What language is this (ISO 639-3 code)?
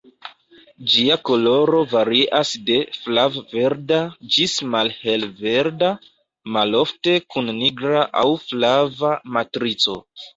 epo